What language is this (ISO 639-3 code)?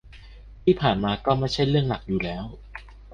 tha